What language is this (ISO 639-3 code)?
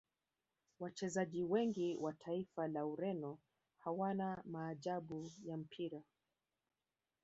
swa